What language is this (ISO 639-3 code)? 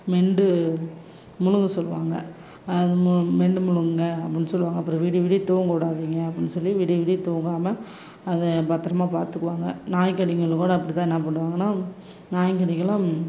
tam